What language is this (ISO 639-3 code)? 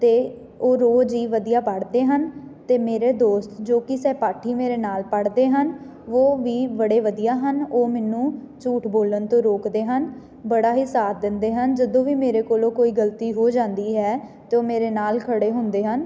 pan